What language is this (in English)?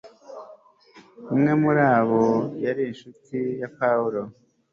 Kinyarwanda